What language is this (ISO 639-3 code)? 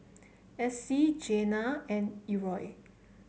eng